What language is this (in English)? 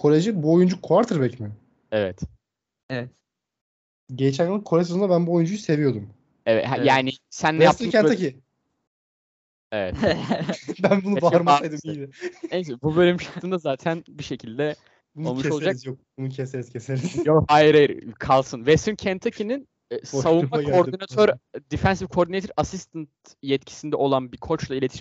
Turkish